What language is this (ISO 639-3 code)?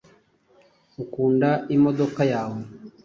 kin